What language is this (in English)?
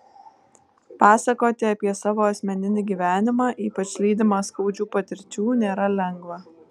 Lithuanian